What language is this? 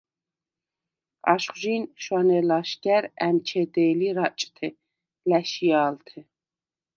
Svan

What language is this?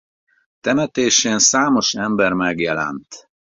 Hungarian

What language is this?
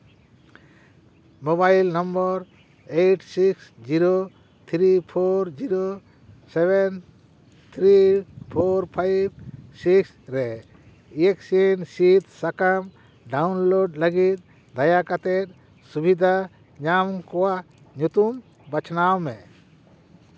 Santali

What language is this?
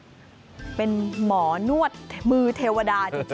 Thai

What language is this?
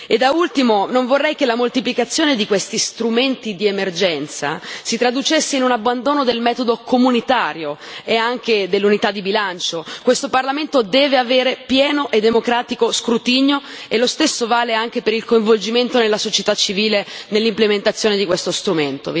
Italian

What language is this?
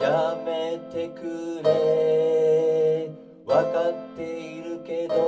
Japanese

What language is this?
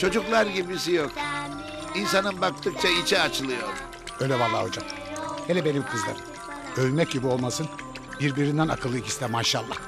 Turkish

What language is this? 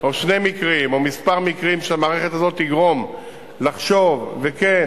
Hebrew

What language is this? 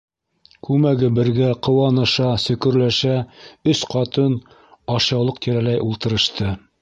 Bashkir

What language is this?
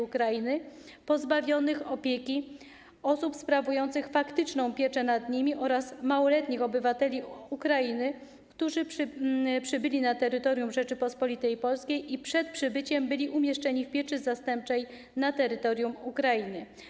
Polish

